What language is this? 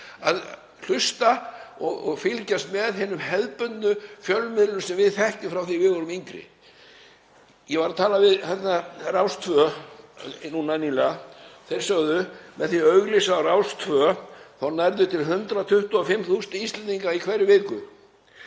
Icelandic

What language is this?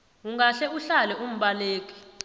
South Ndebele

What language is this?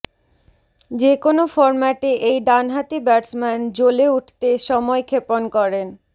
Bangla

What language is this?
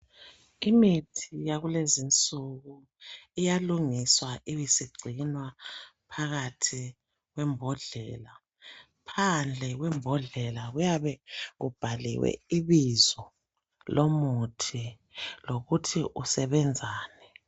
North Ndebele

